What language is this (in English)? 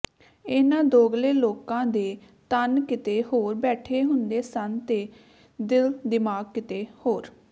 Punjabi